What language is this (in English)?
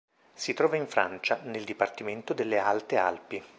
Italian